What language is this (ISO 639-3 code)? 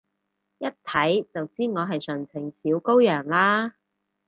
yue